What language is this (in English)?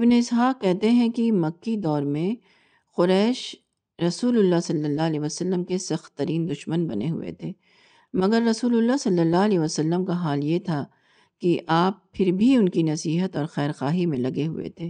Urdu